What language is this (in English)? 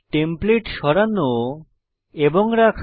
Bangla